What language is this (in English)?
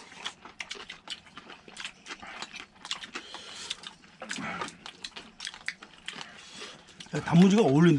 Korean